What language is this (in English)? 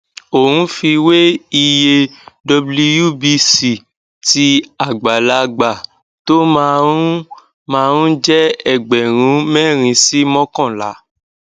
Yoruba